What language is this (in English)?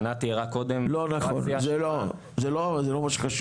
Hebrew